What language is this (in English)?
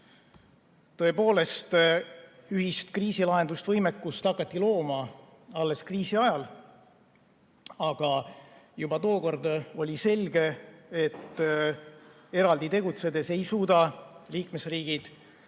Estonian